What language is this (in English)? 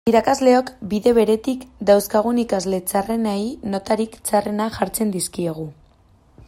Basque